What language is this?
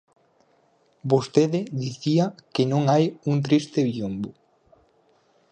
Galician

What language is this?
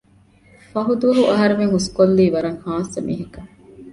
Divehi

